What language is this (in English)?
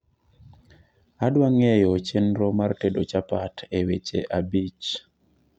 Luo (Kenya and Tanzania)